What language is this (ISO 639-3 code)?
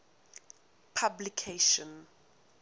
eng